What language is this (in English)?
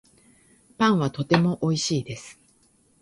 Japanese